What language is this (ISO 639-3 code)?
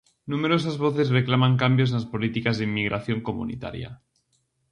glg